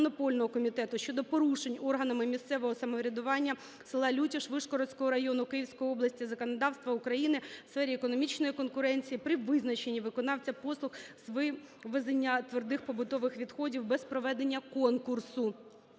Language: Ukrainian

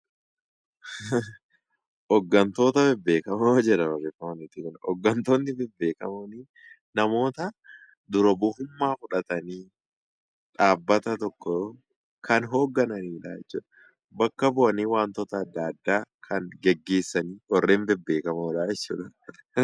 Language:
Oromo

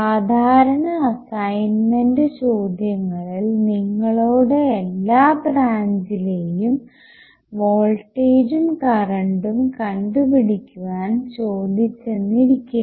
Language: Malayalam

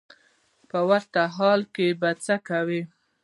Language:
Pashto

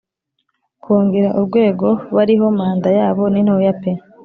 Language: Kinyarwanda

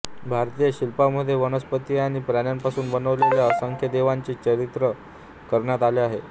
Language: Marathi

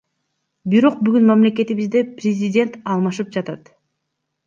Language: Kyrgyz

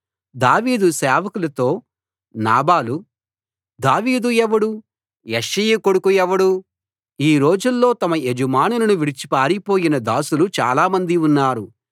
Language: Telugu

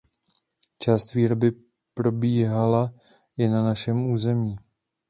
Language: Czech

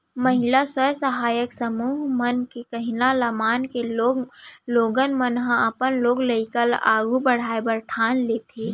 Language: Chhattisgarhi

